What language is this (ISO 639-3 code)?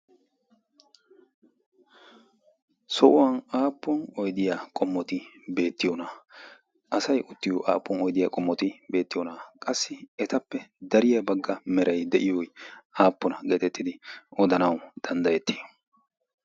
wal